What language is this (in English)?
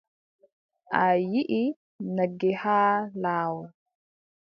Adamawa Fulfulde